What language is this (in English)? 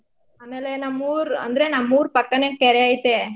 Kannada